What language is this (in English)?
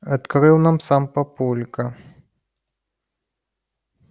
Russian